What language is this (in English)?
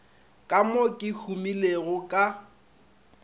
Northern Sotho